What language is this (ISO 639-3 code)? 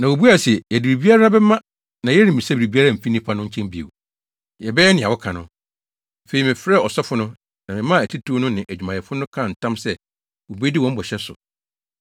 aka